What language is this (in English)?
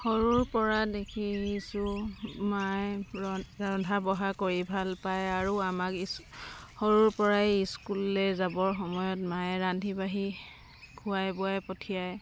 Assamese